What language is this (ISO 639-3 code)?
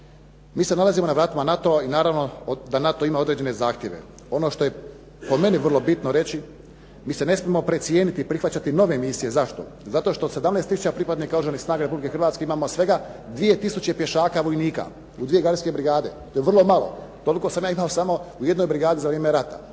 hrv